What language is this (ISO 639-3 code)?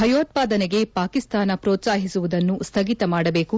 kan